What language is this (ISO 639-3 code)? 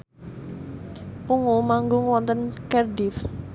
jav